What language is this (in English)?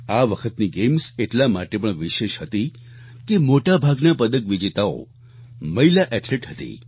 Gujarati